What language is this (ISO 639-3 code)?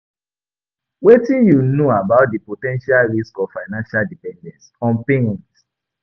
pcm